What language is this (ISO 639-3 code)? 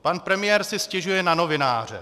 ces